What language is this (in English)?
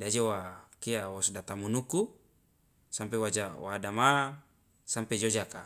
Loloda